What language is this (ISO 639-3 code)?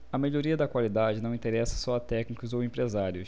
por